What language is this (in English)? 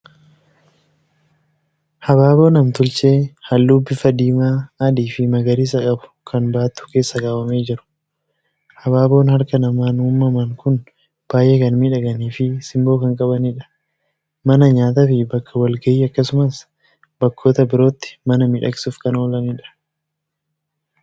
Oromo